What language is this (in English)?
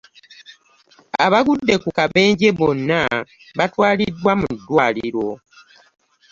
Ganda